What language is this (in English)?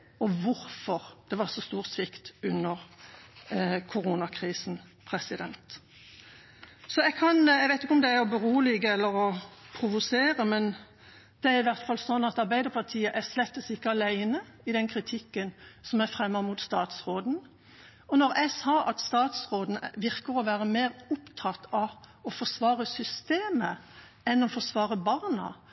Norwegian Bokmål